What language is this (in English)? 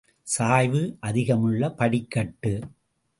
Tamil